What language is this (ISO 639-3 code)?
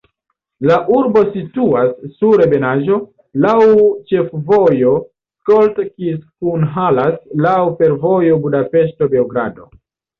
epo